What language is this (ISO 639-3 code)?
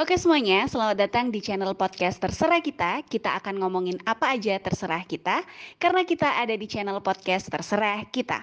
ind